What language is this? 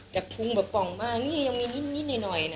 Thai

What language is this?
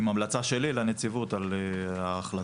Hebrew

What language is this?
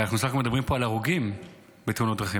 Hebrew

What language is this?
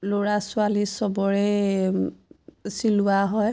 Assamese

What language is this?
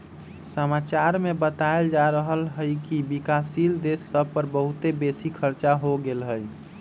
Magahi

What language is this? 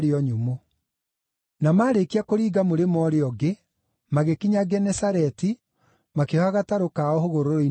Kikuyu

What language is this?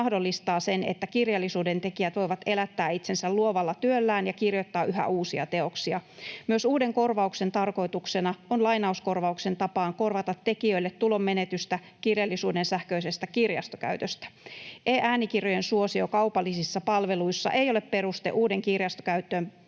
Finnish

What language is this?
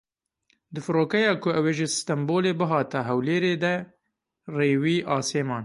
Kurdish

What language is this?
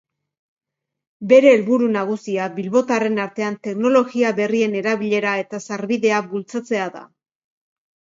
Basque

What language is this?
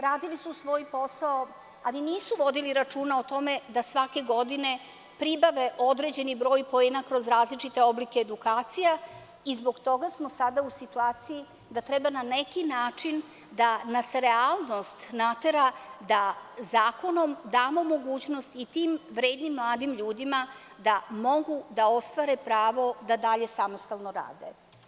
Serbian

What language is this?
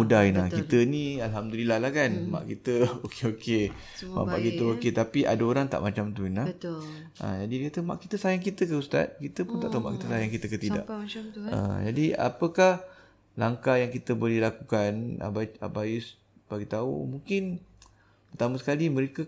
Malay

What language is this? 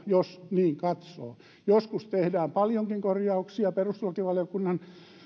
Finnish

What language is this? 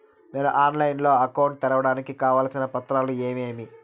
Telugu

